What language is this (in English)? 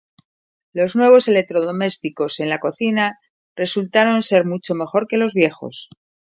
Spanish